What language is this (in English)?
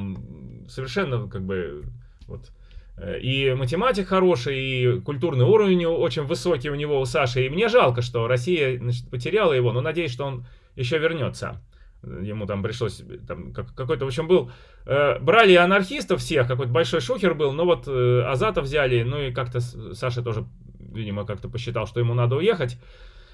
Russian